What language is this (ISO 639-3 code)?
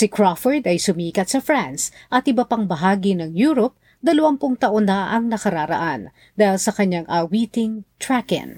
fil